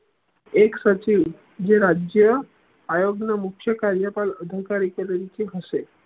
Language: Gujarati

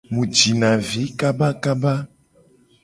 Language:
Gen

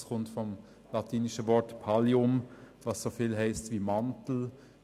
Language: Swiss German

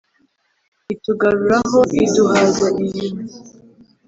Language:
Kinyarwanda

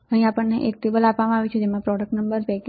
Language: Gujarati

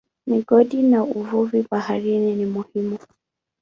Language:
Swahili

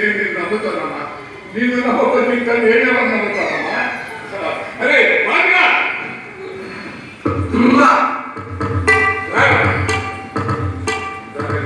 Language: Telugu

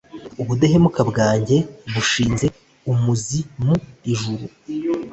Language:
Kinyarwanda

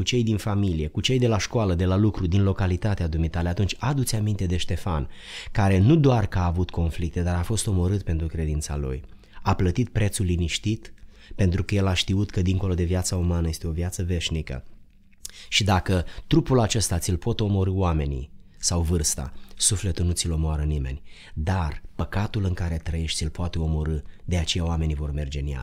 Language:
Romanian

